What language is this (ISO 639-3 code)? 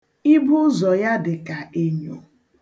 ibo